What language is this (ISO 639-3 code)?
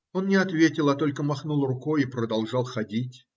rus